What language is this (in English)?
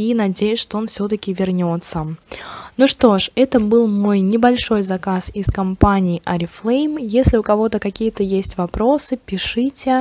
Russian